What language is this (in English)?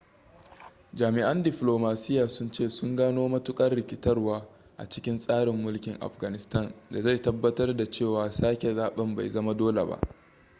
Hausa